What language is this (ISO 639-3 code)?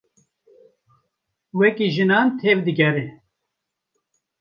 kur